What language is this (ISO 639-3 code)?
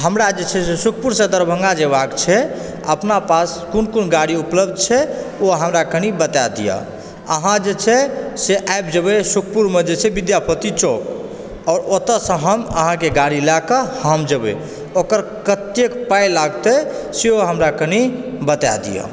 mai